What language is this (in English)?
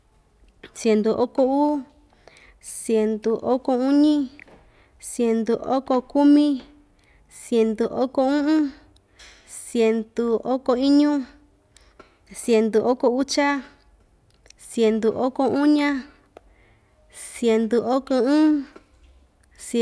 Ixtayutla Mixtec